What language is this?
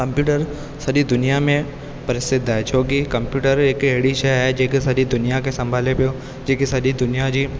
Sindhi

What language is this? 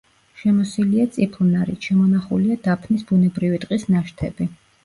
Georgian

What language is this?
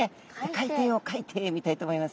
Japanese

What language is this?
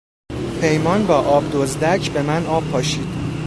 Persian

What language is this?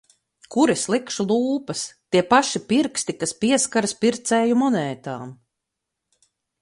Latvian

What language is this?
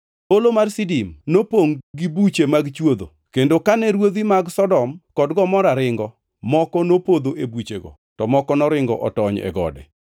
Luo (Kenya and Tanzania)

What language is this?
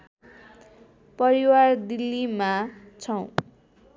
Nepali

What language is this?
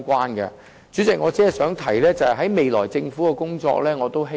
Cantonese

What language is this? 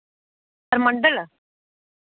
Dogri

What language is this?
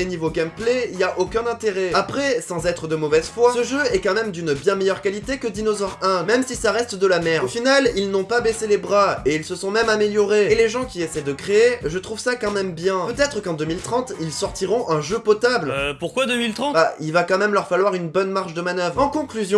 French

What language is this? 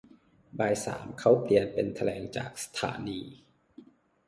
Thai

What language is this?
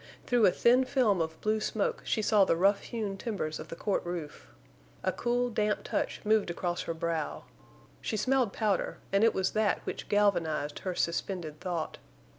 English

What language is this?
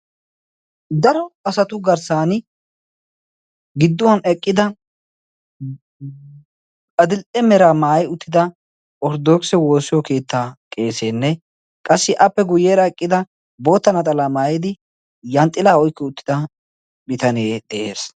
Wolaytta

